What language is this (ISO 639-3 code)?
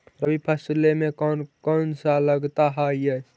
mag